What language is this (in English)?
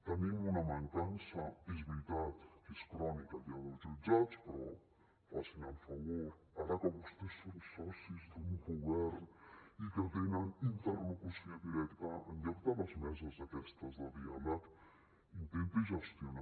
Catalan